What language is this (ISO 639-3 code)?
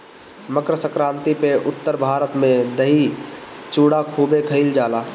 bho